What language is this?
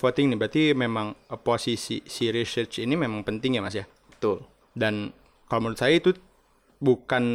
Indonesian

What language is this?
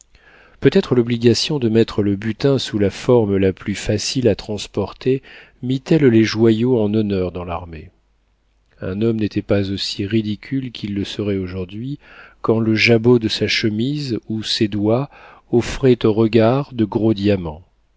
French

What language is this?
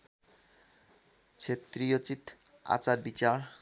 Nepali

